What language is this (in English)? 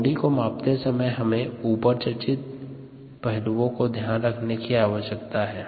Hindi